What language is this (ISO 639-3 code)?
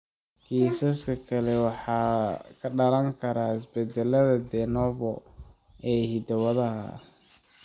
som